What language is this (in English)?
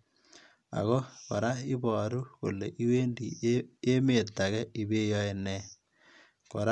Kalenjin